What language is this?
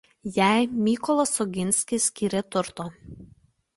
Lithuanian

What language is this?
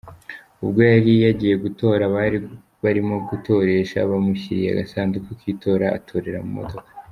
Kinyarwanda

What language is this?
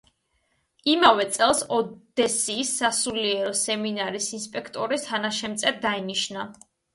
Georgian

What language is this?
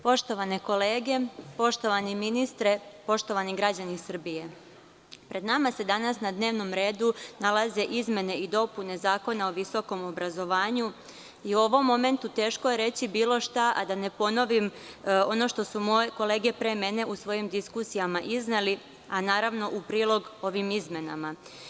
Serbian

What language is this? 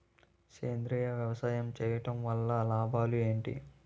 Telugu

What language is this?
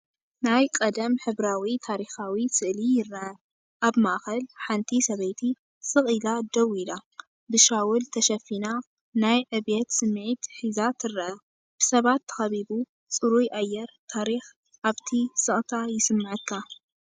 Tigrinya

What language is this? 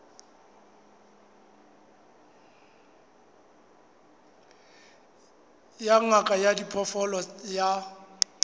Southern Sotho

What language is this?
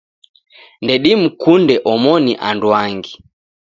Taita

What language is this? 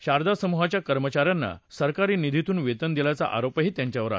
Marathi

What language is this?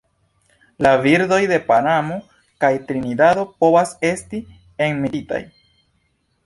Esperanto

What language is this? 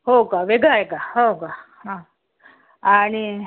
Marathi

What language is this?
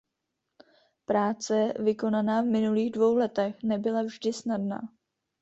Czech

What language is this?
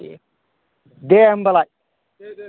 Bodo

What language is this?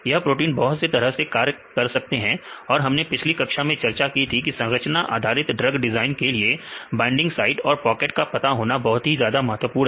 Hindi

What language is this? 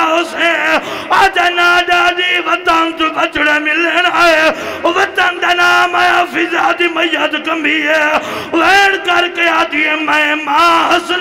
Arabic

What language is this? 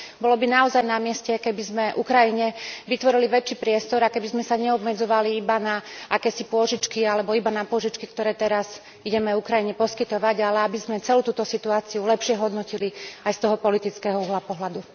Slovak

